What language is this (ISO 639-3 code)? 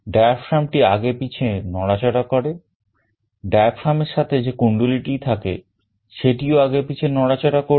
ben